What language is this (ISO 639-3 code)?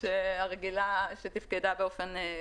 heb